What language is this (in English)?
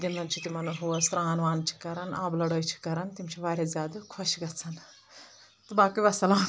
Kashmiri